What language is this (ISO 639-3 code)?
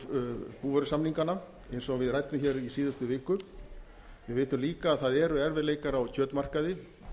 isl